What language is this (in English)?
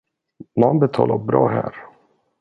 Swedish